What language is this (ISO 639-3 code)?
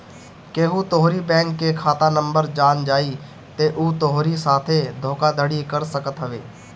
bho